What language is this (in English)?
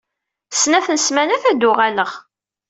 Kabyle